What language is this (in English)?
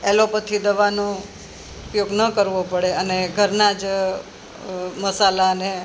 Gujarati